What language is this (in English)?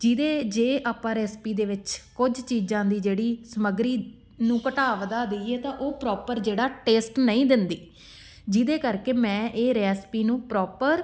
Punjabi